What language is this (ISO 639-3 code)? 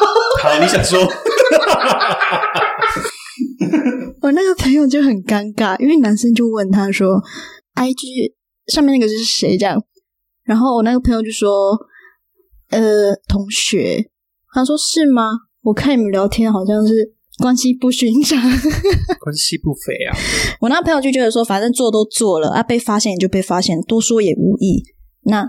zho